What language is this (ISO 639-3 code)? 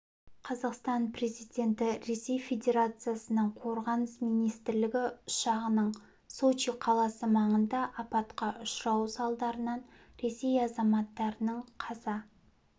kaz